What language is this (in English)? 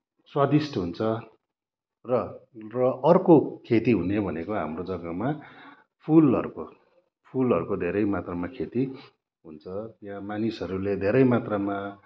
Nepali